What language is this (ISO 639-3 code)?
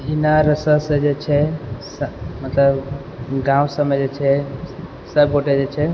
mai